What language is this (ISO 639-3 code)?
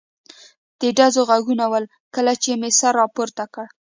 pus